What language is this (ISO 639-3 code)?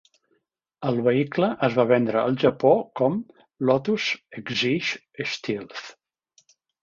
cat